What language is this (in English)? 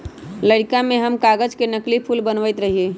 Magahi